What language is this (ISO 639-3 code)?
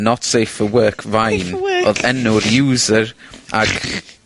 cym